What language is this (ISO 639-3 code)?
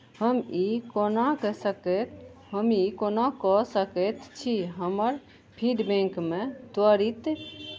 mai